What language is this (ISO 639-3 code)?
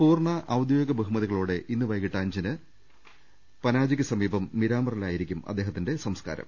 mal